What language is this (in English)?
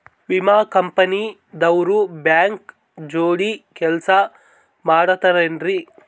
Kannada